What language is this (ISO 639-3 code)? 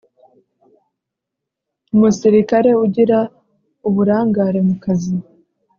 kin